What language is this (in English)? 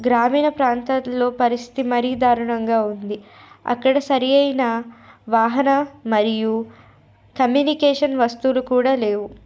Telugu